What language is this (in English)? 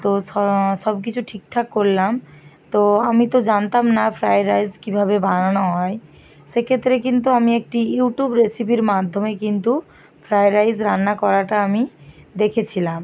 Bangla